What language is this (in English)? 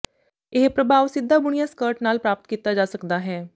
Punjabi